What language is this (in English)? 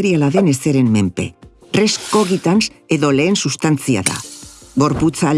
Basque